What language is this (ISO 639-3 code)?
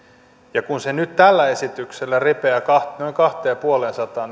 fin